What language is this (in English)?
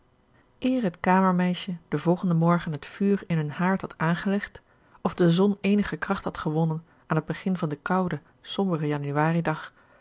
Dutch